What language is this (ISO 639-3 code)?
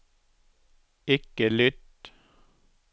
nor